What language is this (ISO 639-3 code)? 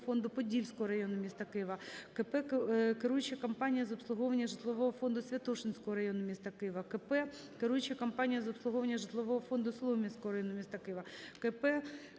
ukr